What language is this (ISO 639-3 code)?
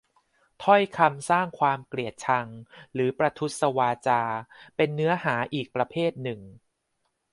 tha